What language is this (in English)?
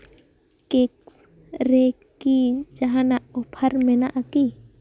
Santali